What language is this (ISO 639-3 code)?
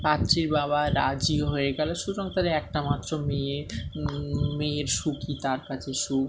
ben